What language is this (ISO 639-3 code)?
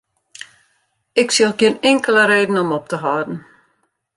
fry